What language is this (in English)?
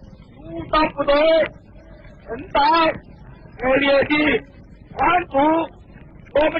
Chinese